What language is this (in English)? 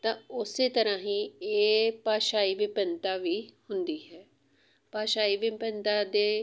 Punjabi